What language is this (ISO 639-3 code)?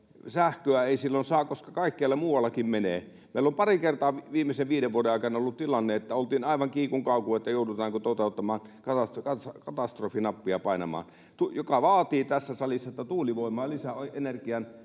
fin